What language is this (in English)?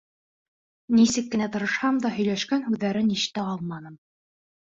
Bashkir